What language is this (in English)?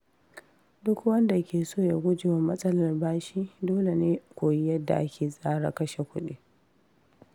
Hausa